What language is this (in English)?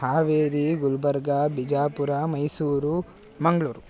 Sanskrit